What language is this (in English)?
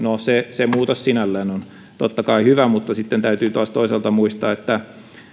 Finnish